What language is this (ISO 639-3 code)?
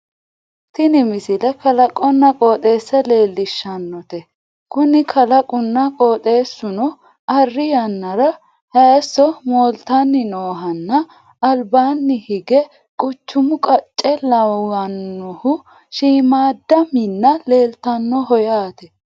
sid